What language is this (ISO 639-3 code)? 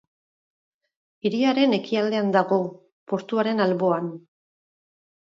eus